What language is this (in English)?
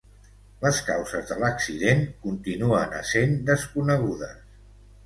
Catalan